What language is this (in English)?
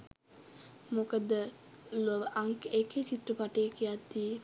Sinhala